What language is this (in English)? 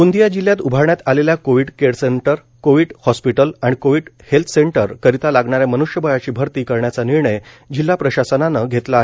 Marathi